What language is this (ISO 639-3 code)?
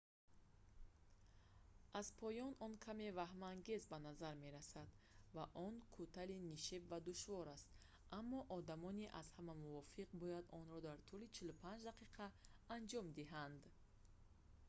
tgk